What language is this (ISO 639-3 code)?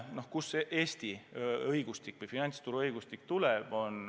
est